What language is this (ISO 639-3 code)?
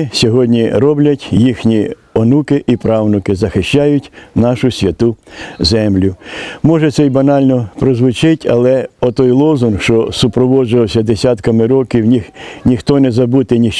ukr